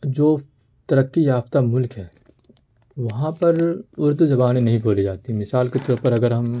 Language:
Urdu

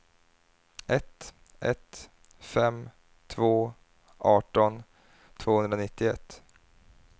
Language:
Swedish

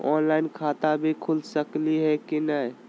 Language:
Magahi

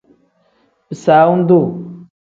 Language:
Tem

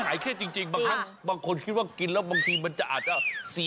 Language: Thai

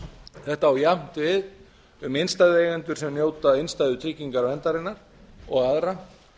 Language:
Icelandic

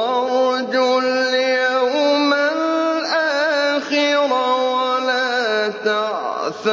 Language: Arabic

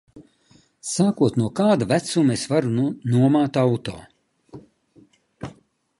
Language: Latvian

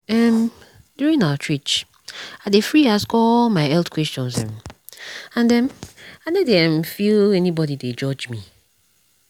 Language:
Nigerian Pidgin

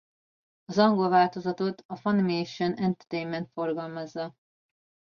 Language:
Hungarian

